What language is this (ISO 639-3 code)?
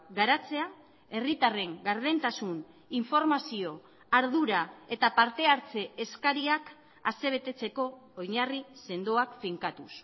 eus